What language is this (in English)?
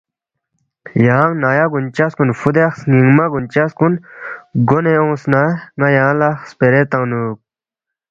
Balti